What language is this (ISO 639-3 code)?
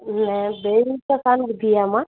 snd